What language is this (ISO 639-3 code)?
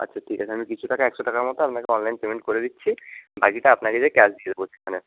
ben